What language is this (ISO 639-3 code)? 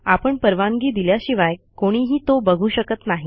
mar